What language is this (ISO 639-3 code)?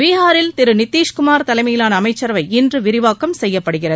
tam